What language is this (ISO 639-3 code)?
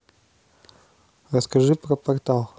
rus